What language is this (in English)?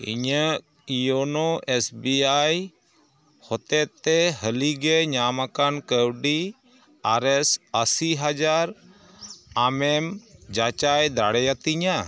Santali